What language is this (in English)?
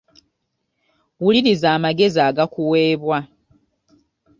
Ganda